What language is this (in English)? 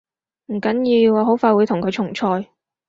Cantonese